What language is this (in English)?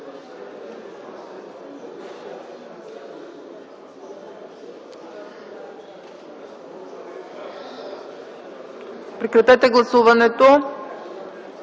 Bulgarian